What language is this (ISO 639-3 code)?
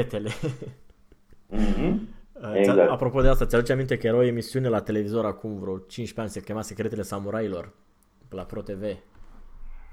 ron